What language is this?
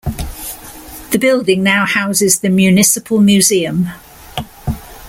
English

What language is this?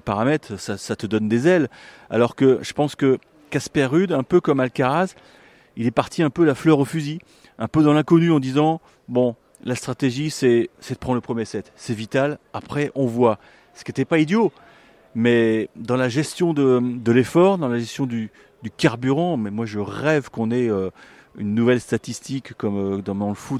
French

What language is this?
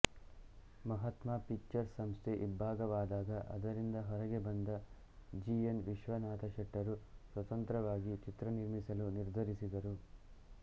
Kannada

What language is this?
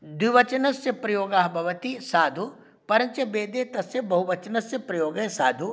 Sanskrit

